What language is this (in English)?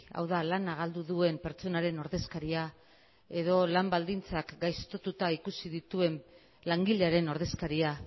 Basque